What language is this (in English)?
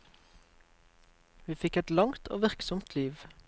Norwegian